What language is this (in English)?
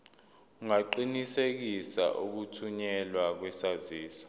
Zulu